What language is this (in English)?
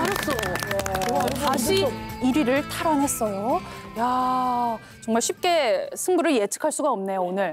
Korean